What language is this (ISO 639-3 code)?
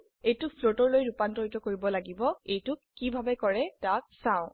asm